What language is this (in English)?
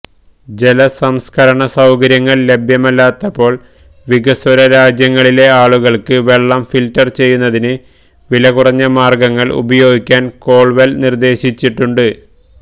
Malayalam